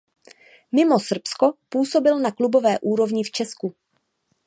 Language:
Czech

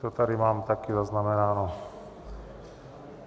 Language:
Czech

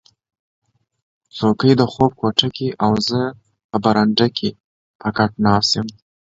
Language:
Pashto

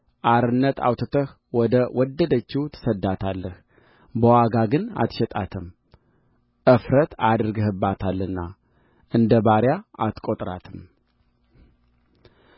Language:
Amharic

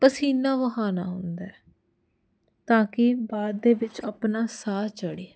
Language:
Punjabi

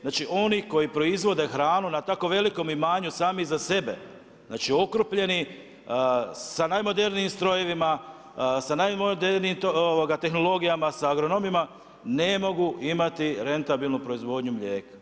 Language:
Croatian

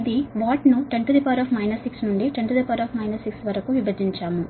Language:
Telugu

